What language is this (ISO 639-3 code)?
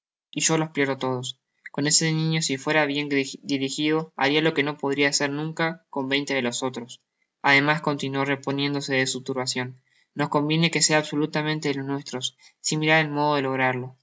spa